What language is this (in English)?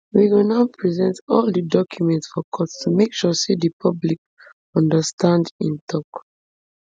Nigerian Pidgin